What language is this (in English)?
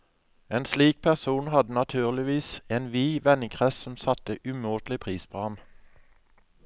Norwegian